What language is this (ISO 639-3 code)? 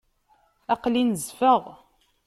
kab